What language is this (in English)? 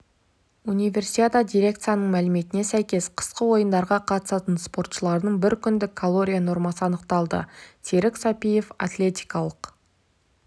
Kazakh